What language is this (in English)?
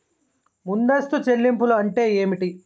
Telugu